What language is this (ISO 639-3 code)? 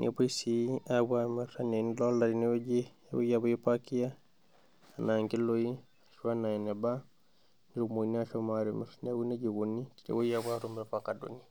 mas